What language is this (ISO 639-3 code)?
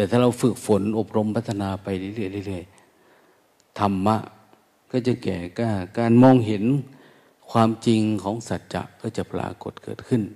tha